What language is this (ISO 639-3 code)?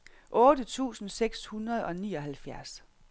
dan